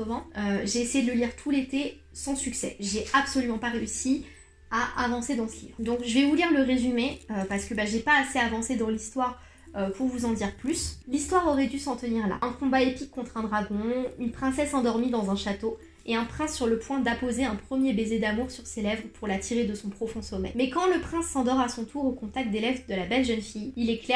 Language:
French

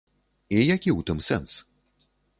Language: Belarusian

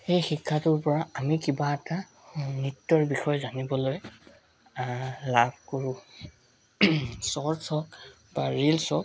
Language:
Assamese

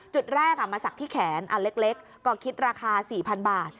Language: Thai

